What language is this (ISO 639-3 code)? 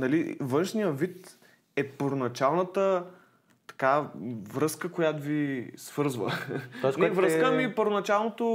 bul